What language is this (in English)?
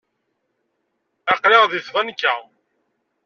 Kabyle